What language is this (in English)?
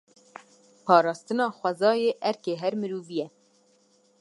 Kurdish